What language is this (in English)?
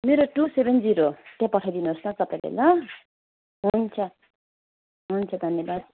Nepali